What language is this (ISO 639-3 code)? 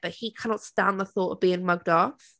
eng